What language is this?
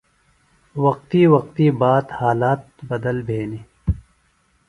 Phalura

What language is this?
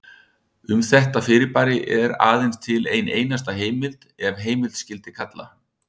Icelandic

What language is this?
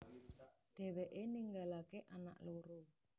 Javanese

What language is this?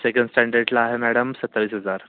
Marathi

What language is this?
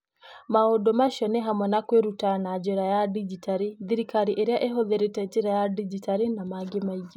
Kikuyu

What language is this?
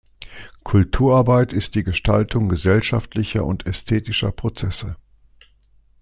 German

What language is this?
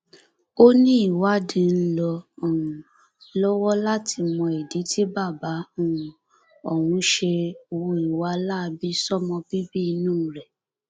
Yoruba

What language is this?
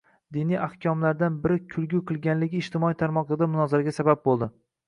Uzbek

